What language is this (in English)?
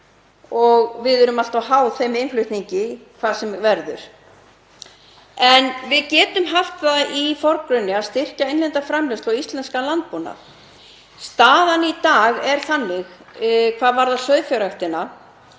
Icelandic